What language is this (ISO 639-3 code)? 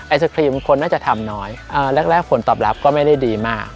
tha